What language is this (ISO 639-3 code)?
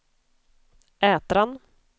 swe